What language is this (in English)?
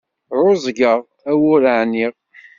Kabyle